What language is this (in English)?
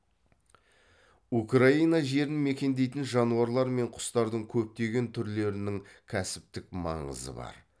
Kazakh